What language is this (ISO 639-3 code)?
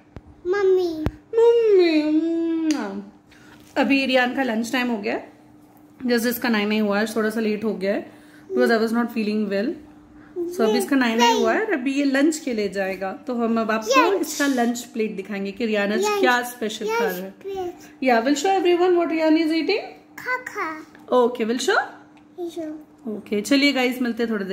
hin